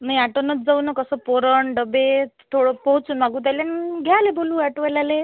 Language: Marathi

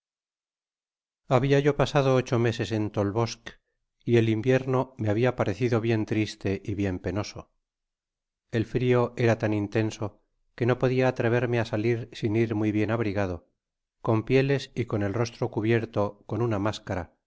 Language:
Spanish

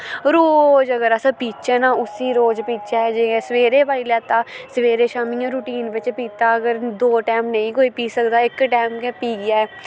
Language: Dogri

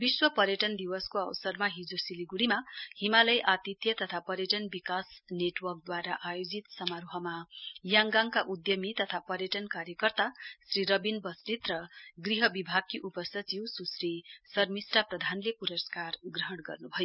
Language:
Nepali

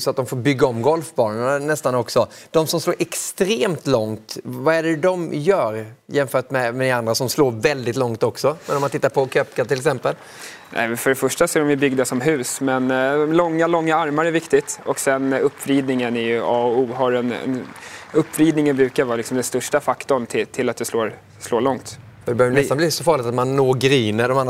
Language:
Swedish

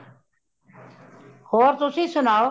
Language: Punjabi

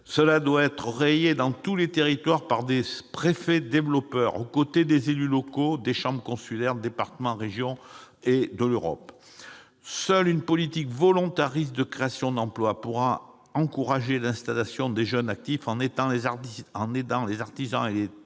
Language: French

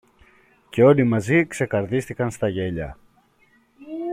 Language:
Greek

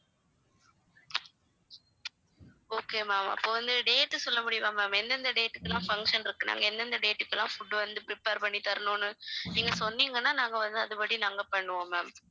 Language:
Tamil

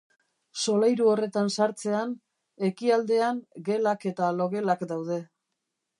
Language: Basque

